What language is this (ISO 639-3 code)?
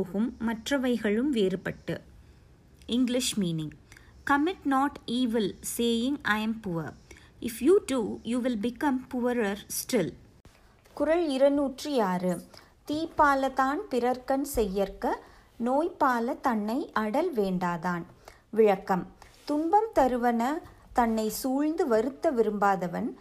tam